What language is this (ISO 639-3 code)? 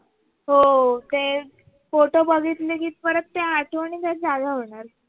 mar